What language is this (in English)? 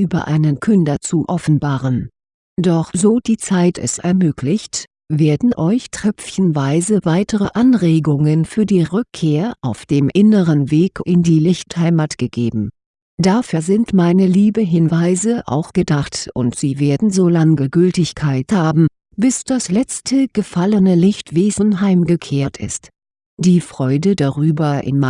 German